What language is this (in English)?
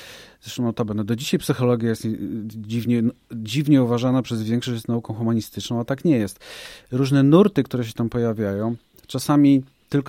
Polish